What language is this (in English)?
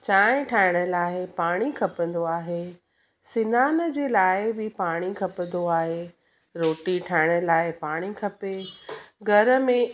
Sindhi